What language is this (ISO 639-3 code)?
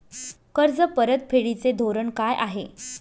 mar